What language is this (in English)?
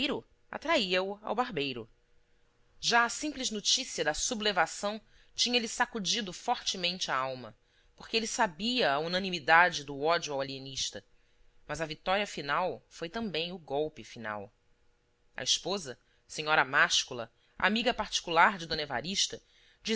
Portuguese